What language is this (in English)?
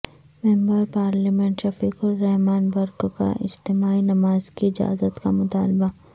Urdu